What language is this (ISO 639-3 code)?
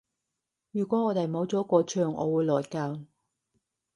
yue